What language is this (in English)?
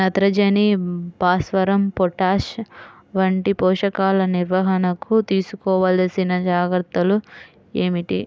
Telugu